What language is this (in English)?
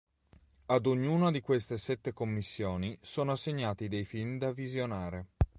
Italian